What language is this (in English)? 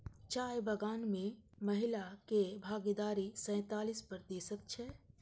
Maithili